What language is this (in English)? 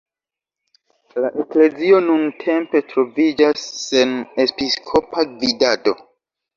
Esperanto